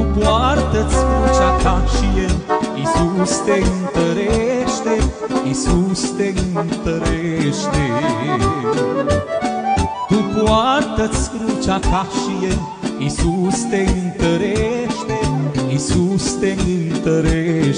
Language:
Romanian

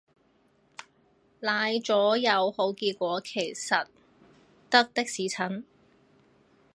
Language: Cantonese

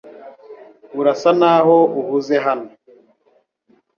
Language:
Kinyarwanda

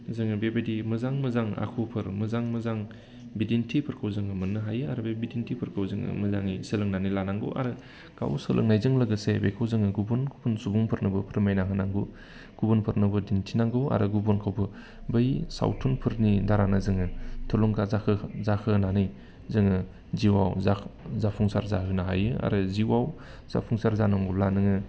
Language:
Bodo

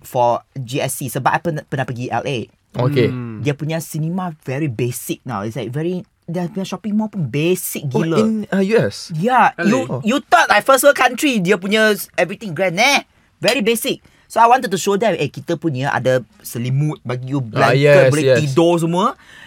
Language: Malay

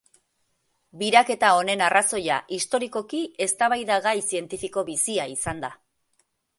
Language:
Basque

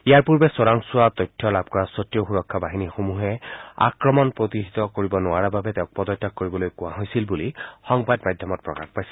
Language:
Assamese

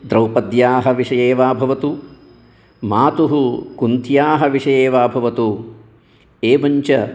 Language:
Sanskrit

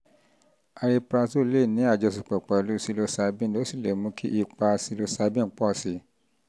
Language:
Yoruba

